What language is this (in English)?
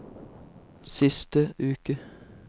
Norwegian